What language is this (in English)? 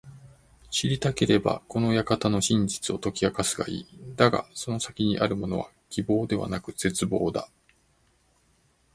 Japanese